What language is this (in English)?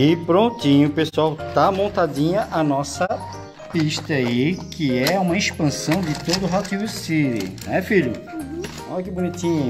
Portuguese